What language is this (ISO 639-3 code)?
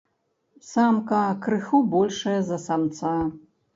bel